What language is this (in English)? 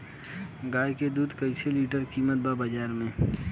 Bhojpuri